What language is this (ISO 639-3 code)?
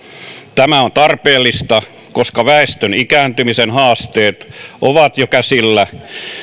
fin